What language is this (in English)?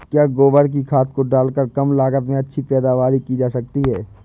Hindi